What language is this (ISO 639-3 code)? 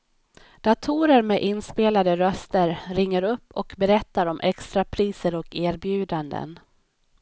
swe